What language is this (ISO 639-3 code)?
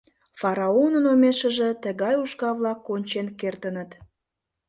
chm